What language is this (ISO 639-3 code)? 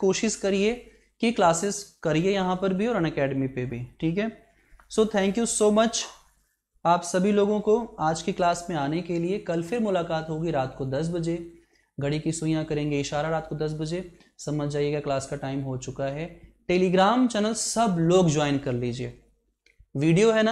hin